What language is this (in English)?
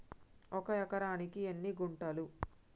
Telugu